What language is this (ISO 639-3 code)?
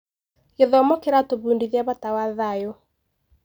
kik